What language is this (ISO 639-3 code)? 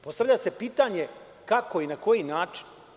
srp